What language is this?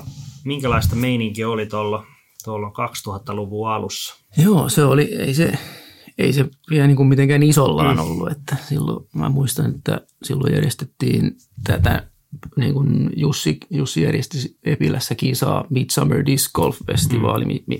Finnish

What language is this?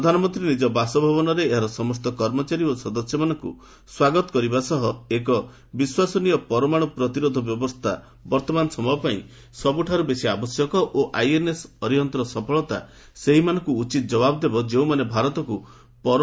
Odia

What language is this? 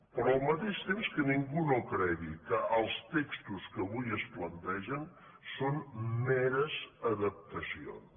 Catalan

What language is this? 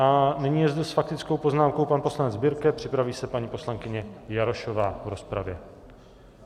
Czech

